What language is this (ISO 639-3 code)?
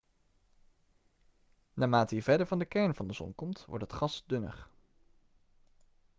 nld